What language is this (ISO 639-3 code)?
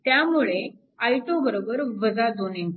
mar